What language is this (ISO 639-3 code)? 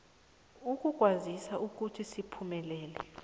nbl